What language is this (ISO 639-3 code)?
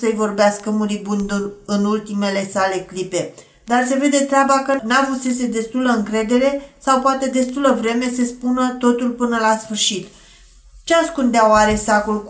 ron